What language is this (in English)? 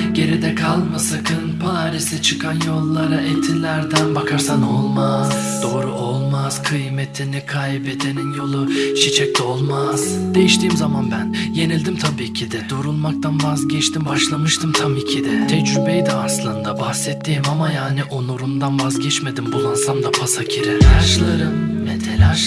Turkish